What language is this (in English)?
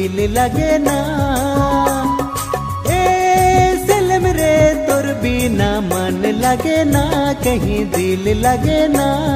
Hindi